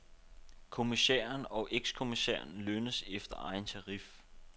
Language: Danish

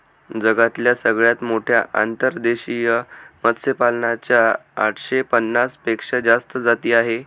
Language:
Marathi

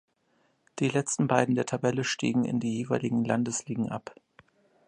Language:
German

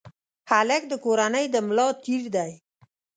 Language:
Pashto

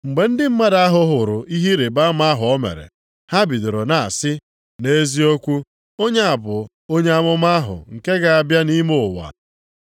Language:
Igbo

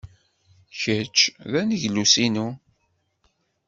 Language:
Kabyle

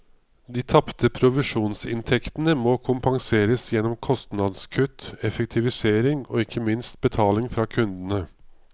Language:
Norwegian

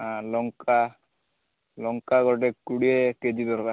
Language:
Odia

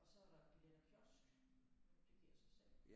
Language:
Danish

